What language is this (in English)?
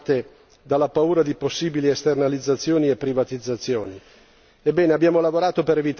Italian